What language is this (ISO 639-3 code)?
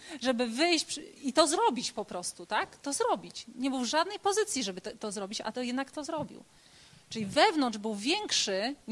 pol